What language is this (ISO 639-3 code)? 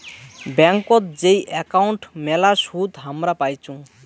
ben